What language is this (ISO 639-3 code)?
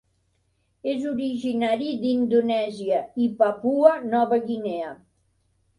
cat